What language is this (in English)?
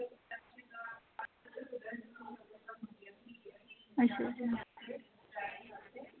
Dogri